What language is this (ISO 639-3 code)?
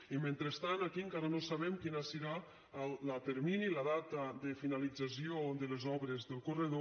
cat